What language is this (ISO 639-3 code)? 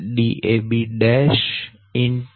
guj